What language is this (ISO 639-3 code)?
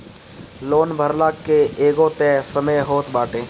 bho